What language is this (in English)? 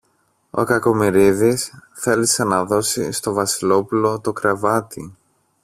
Greek